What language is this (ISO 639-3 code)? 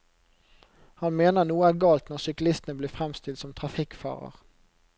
nor